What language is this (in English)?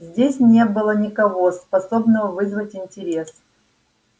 Russian